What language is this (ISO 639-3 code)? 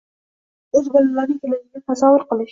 uzb